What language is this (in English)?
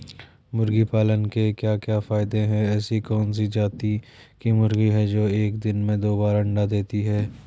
Hindi